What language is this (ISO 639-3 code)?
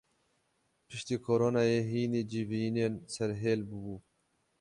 kur